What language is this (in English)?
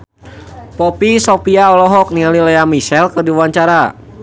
Sundanese